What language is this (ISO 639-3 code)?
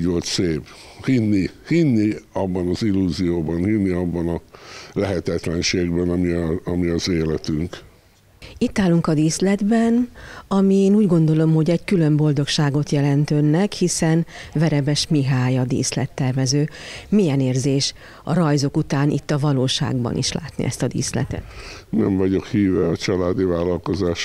hun